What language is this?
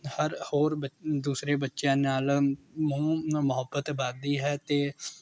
Punjabi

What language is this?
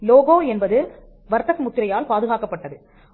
Tamil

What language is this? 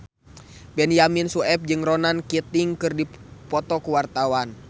Sundanese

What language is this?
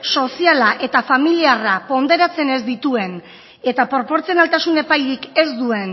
Basque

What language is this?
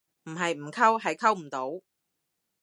Cantonese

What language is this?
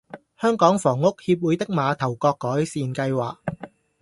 Cantonese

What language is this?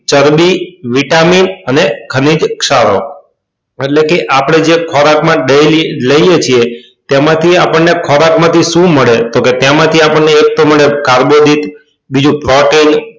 Gujarati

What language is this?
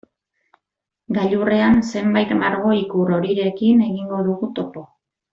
Basque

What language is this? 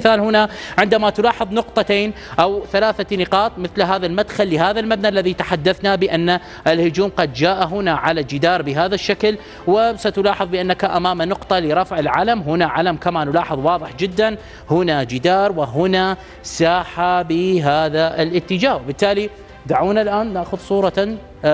Arabic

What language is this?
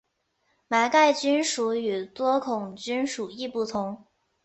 Chinese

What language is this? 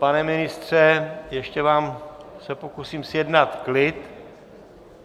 Czech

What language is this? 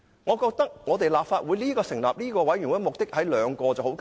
Cantonese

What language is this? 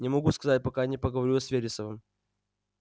Russian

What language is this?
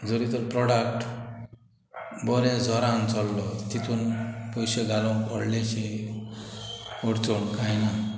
Konkani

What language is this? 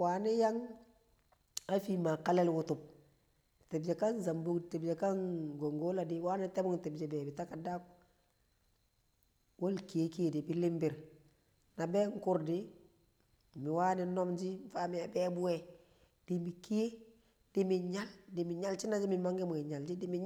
Kamo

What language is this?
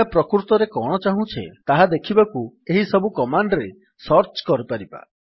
Odia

